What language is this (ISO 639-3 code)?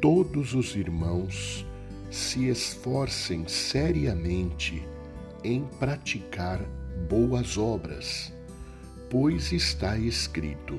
por